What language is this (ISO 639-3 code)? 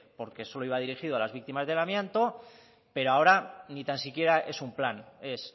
spa